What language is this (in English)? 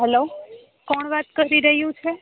Gujarati